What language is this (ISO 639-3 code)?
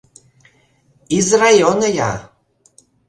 chm